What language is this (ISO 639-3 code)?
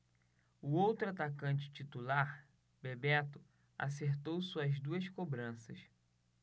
por